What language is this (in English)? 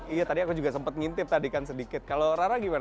Indonesian